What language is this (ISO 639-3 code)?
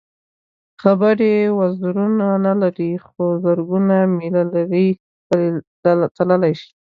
pus